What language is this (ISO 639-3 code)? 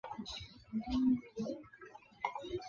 zho